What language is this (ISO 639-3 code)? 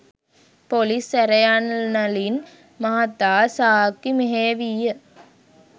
sin